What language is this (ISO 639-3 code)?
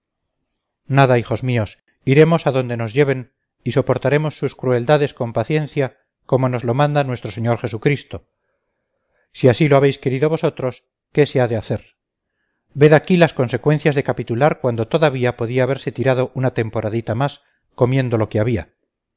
spa